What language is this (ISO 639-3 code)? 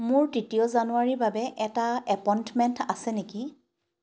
asm